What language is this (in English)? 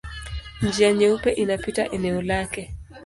Swahili